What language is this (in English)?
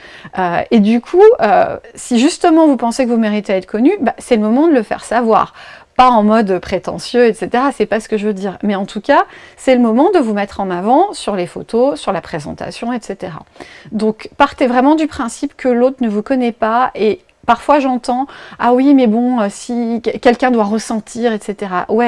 French